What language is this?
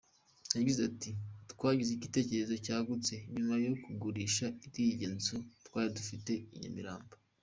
Kinyarwanda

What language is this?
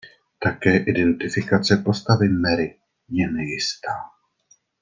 Czech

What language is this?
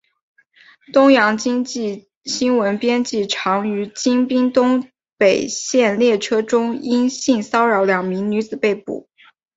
Chinese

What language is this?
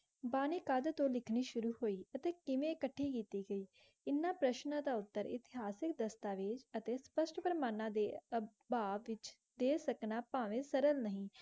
Punjabi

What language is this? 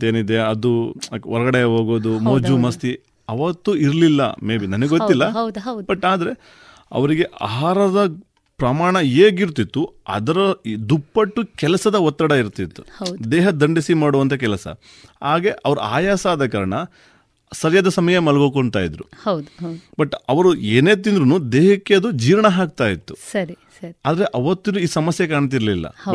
Kannada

